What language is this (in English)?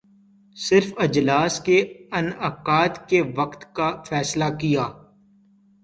Urdu